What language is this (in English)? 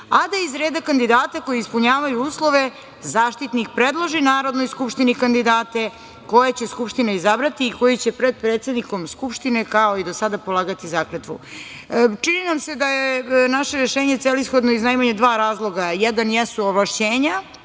Serbian